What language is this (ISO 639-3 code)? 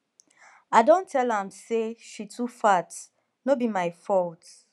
pcm